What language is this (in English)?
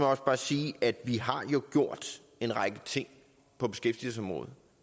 Danish